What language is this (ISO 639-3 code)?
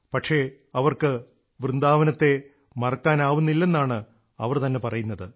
mal